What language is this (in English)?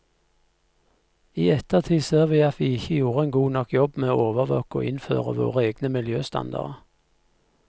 Norwegian